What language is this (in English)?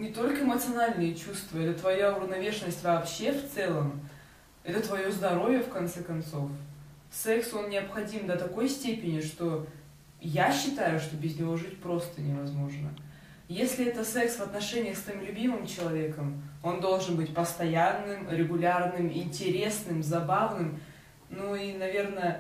Russian